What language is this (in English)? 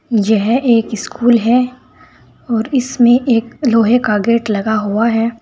Hindi